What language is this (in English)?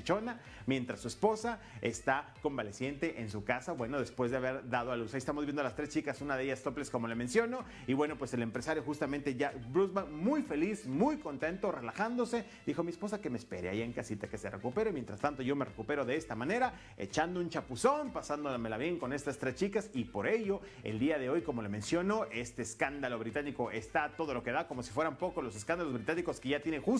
Spanish